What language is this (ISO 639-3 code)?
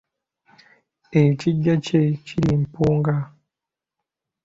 lug